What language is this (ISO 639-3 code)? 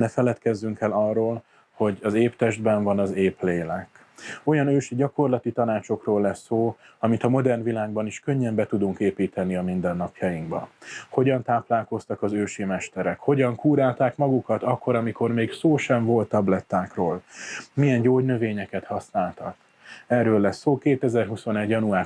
hun